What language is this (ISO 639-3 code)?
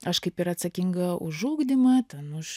lit